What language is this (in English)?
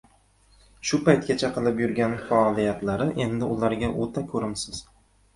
Uzbek